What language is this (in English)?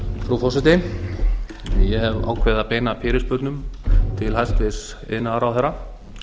Icelandic